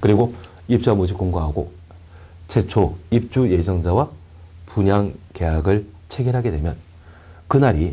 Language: Korean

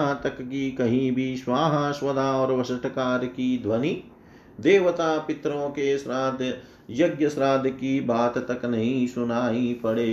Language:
Hindi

